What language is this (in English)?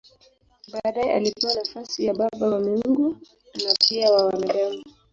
Swahili